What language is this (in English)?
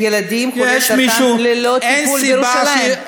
Hebrew